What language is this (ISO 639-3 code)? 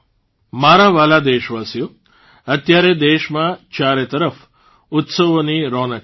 guj